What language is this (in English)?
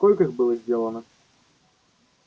Russian